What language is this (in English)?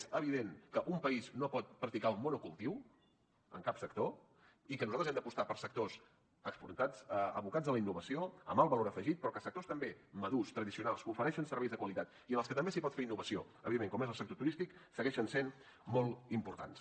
Catalan